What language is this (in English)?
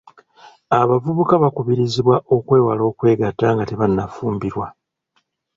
Ganda